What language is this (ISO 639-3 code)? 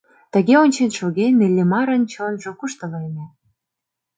chm